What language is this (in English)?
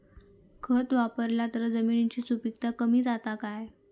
Marathi